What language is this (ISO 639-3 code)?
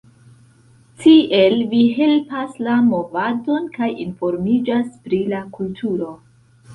epo